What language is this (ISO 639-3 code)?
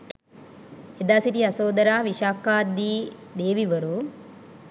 sin